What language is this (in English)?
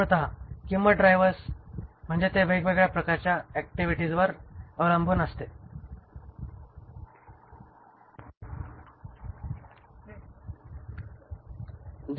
Marathi